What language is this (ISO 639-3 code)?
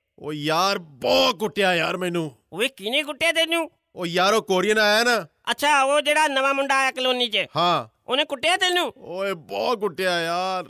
pan